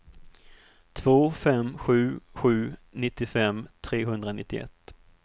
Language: Swedish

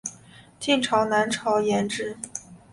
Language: Chinese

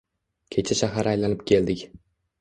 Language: Uzbek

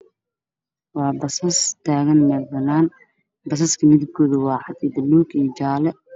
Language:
Somali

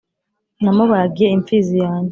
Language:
Kinyarwanda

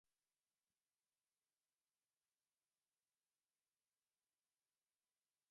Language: Slovenian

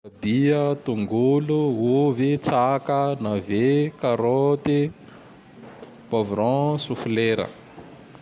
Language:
Tandroy-Mahafaly Malagasy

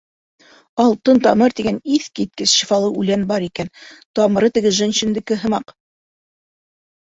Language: Bashkir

